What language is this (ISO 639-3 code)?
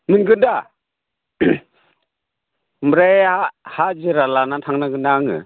brx